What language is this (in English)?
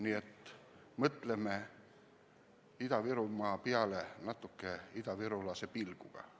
Estonian